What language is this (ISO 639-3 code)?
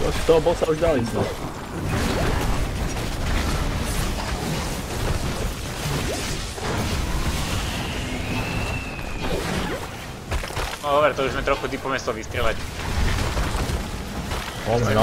slk